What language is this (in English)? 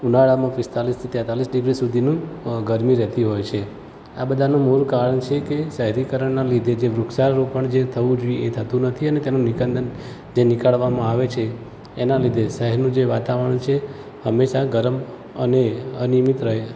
Gujarati